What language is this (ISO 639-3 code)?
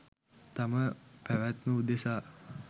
sin